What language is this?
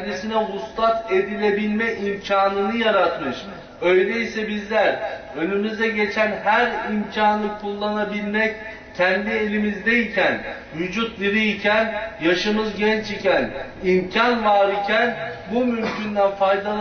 Turkish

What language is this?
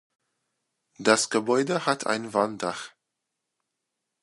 German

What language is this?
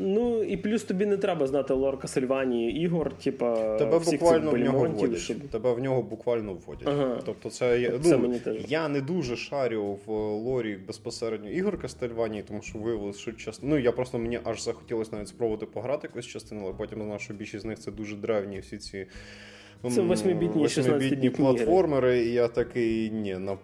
Ukrainian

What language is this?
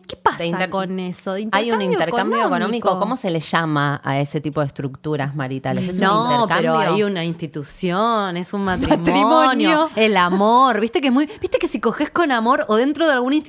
Spanish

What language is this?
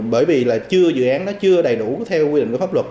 Vietnamese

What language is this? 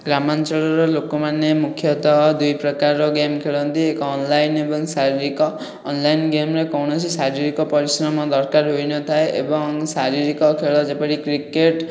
Odia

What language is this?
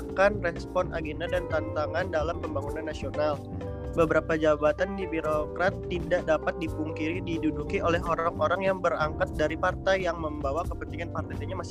Indonesian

